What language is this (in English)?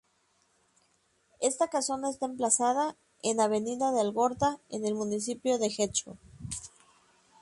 Spanish